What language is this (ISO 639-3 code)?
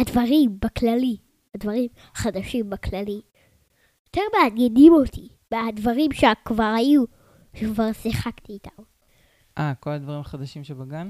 heb